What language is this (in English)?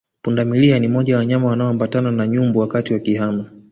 Swahili